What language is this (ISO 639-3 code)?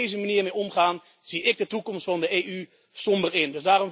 nld